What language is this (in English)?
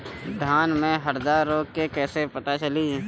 Bhojpuri